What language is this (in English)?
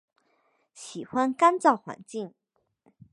Chinese